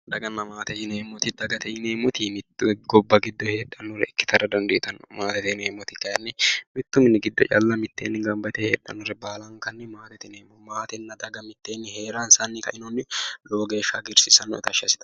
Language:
Sidamo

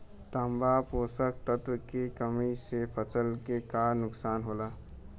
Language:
Bhojpuri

